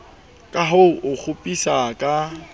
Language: Southern Sotho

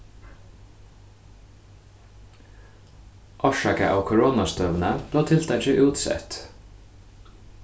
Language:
Faroese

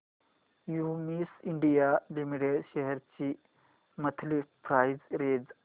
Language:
Marathi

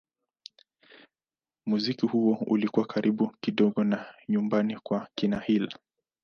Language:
Swahili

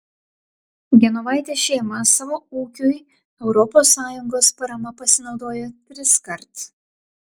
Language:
Lithuanian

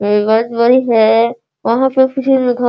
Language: Hindi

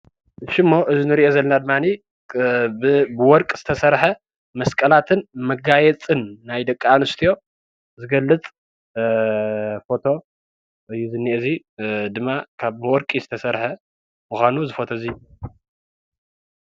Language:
Tigrinya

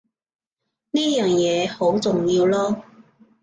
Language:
Cantonese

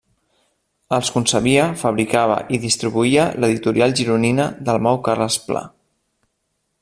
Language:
Catalan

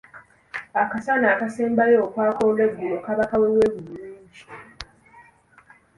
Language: Ganda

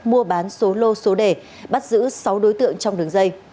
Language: Vietnamese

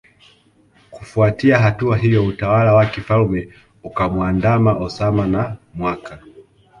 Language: Swahili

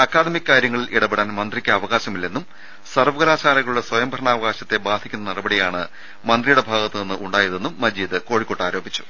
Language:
Malayalam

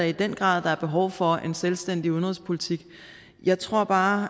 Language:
Danish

